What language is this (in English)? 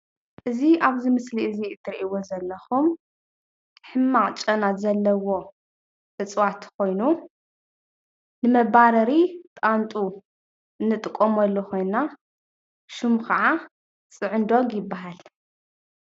Tigrinya